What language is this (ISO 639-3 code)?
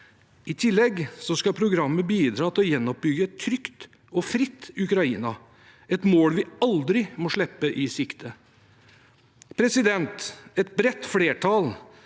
nor